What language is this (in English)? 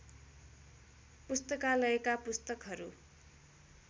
Nepali